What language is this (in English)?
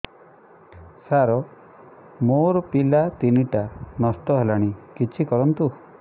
Odia